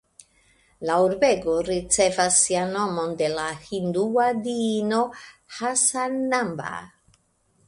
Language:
Esperanto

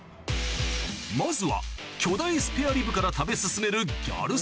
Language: Japanese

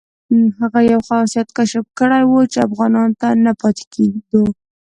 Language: Pashto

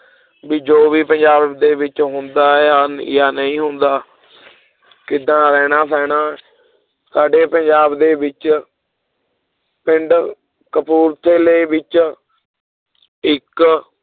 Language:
Punjabi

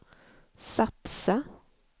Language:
Swedish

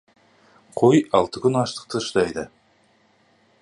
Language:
Kazakh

